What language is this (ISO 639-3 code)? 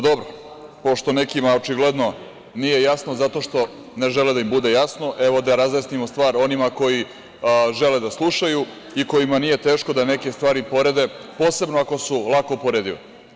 srp